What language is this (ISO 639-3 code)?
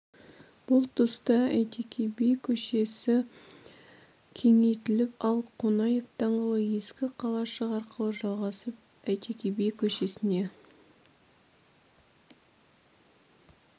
kaz